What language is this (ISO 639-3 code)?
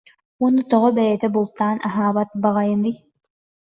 sah